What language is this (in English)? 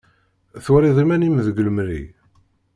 Kabyle